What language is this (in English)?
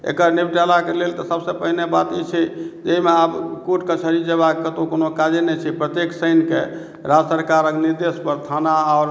Maithili